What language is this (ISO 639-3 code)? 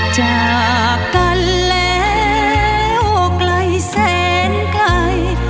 tha